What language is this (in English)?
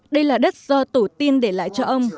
Vietnamese